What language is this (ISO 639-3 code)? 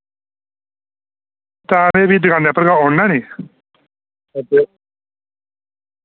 doi